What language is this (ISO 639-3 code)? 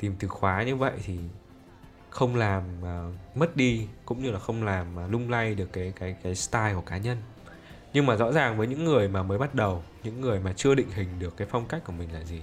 vie